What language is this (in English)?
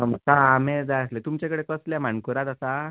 Konkani